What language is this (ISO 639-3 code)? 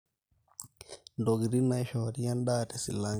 mas